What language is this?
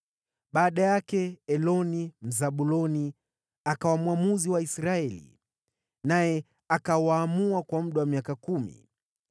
Swahili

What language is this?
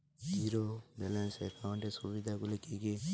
Bangla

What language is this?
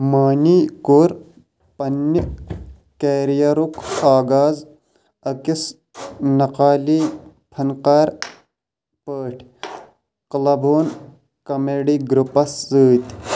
Kashmiri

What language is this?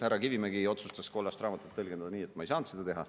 Estonian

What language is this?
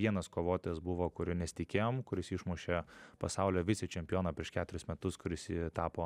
Lithuanian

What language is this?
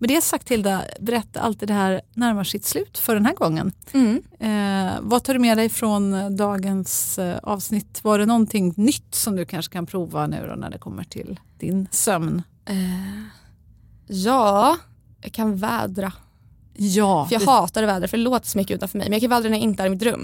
Swedish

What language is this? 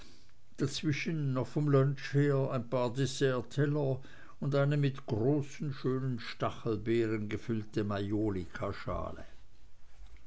German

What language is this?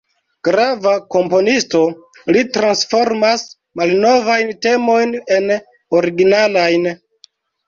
Esperanto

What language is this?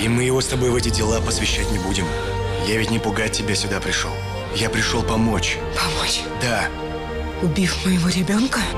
Russian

